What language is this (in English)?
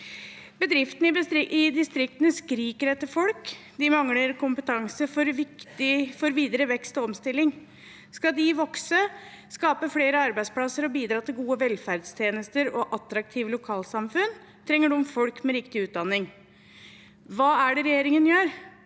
Norwegian